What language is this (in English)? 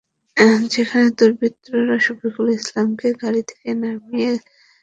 Bangla